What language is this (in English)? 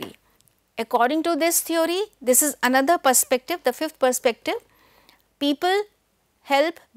English